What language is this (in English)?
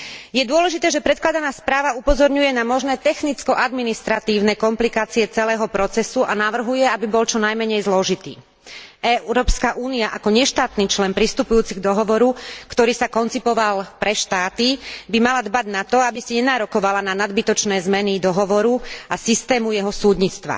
Slovak